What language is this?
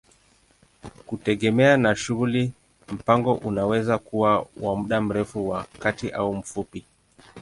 Swahili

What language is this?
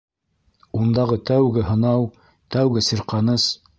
Bashkir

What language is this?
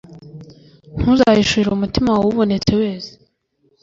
Kinyarwanda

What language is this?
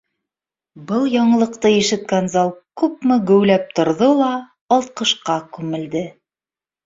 Bashkir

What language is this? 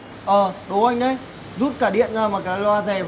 Vietnamese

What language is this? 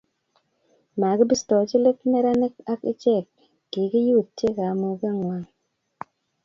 Kalenjin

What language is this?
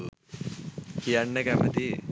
Sinhala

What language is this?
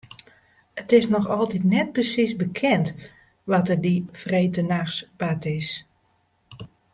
Western Frisian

